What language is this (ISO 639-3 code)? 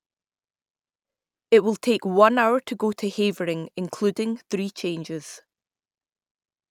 eng